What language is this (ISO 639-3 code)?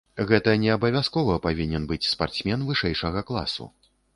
bel